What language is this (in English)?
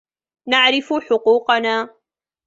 Arabic